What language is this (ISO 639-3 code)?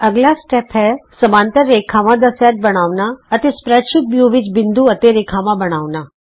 pan